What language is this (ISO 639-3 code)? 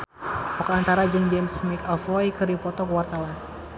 sun